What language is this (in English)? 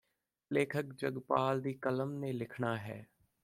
Punjabi